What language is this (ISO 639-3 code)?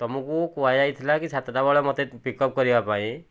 ori